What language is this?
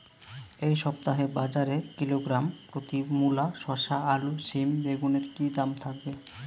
Bangla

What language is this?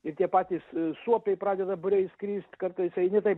Lithuanian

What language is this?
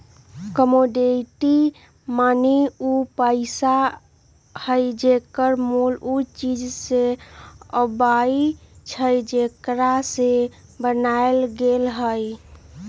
Magahi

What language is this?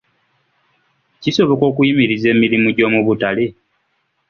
Ganda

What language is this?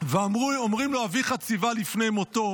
Hebrew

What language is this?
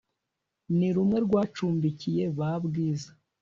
Kinyarwanda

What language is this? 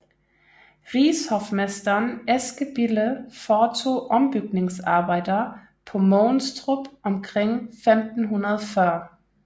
Danish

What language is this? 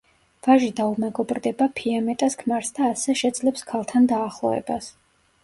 Georgian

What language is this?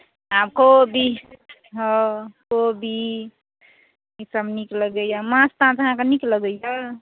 Maithili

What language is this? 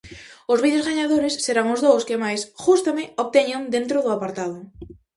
Galician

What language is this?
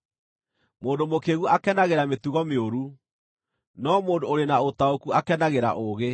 Kikuyu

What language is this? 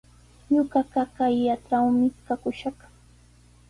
Sihuas Ancash Quechua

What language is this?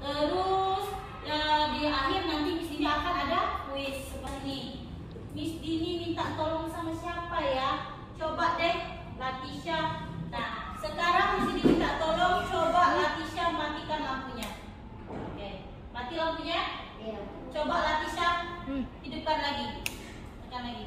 Indonesian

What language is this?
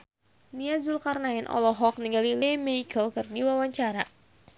Sundanese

